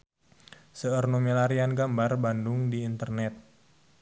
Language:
Sundanese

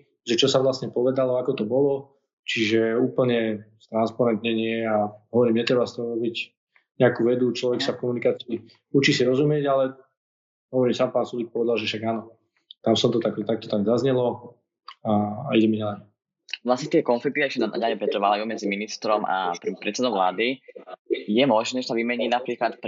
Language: Slovak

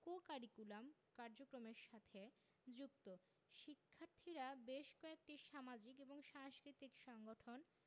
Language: Bangla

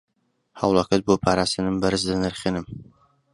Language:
Central Kurdish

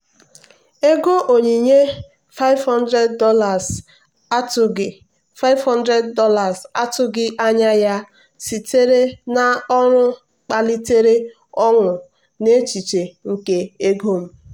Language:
Igbo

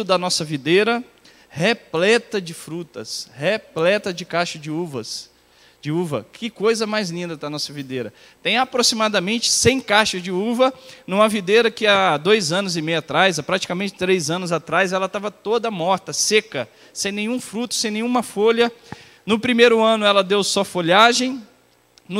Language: Portuguese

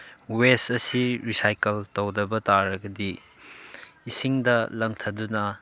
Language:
Manipuri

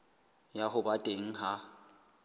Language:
Southern Sotho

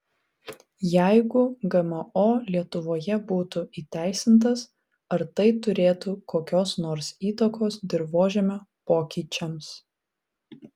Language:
Lithuanian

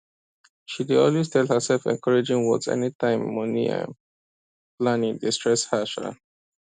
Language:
Nigerian Pidgin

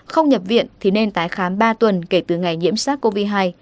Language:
Vietnamese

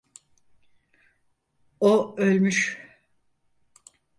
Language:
Turkish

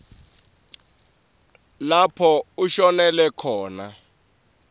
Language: Swati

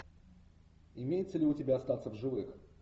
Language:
Russian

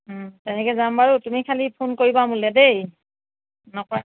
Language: Assamese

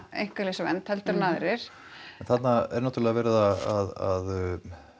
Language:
Icelandic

